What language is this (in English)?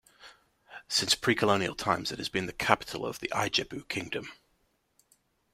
English